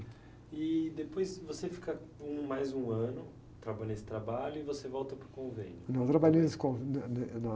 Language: Portuguese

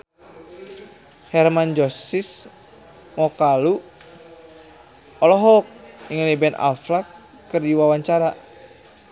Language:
Sundanese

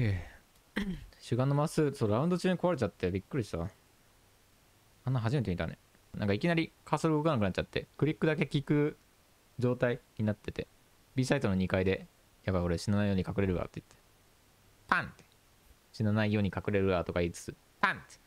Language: Japanese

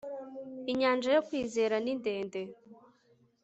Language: Kinyarwanda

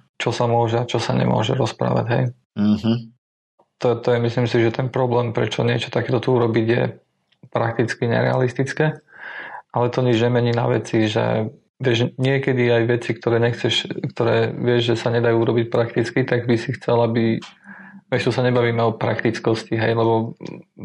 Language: Slovak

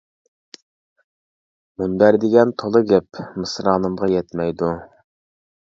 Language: Uyghur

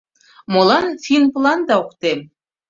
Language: Mari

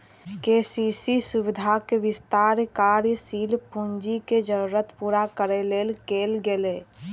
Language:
Maithili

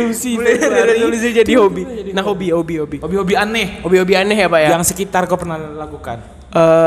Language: Indonesian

